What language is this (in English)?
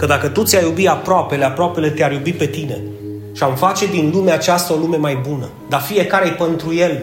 Romanian